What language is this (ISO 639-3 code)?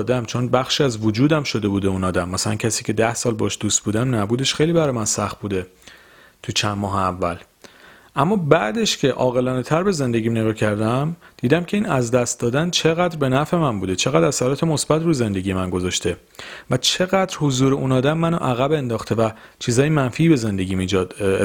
fas